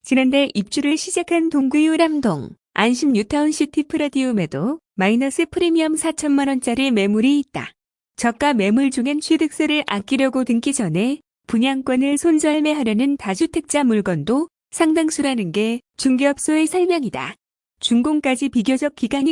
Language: Korean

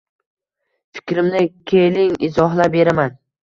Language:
Uzbek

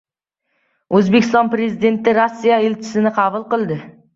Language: Uzbek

